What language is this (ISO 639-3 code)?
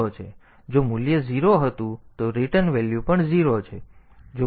guj